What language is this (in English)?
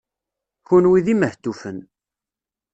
Kabyle